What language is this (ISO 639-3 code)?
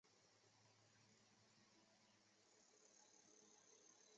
zho